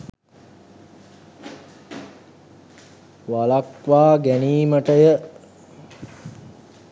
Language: Sinhala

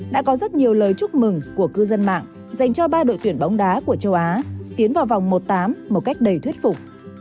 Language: Vietnamese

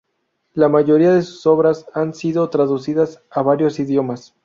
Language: Spanish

